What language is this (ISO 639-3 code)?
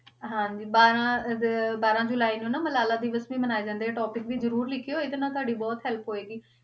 pan